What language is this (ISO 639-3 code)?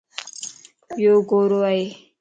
lss